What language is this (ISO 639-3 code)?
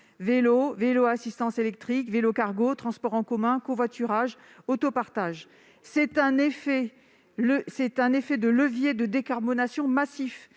fra